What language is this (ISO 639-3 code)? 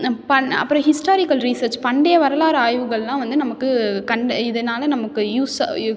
tam